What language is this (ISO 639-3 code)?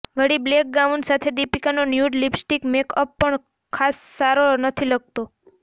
guj